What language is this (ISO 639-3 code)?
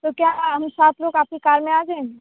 urd